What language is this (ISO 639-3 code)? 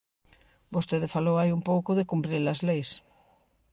glg